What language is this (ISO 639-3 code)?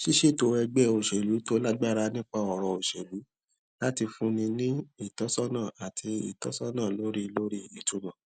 yor